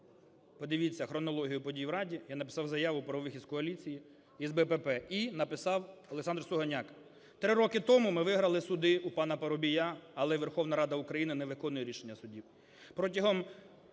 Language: Ukrainian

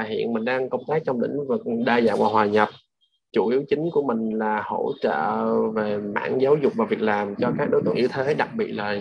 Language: Vietnamese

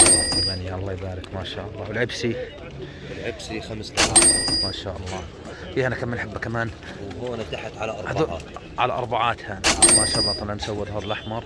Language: Arabic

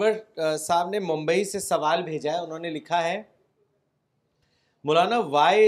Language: Urdu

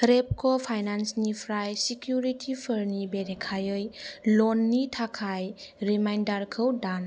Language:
Bodo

